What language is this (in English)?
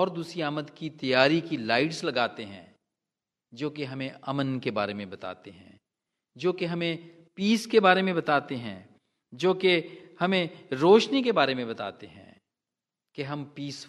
Hindi